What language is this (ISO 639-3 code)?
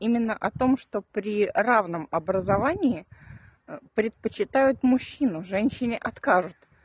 rus